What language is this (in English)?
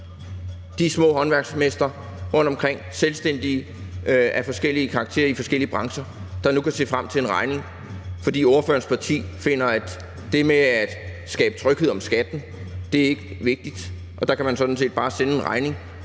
Danish